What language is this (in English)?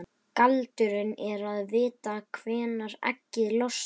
Icelandic